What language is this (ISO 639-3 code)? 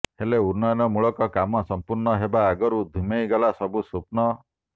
ori